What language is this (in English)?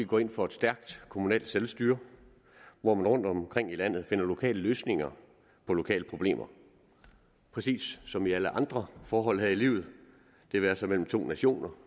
Danish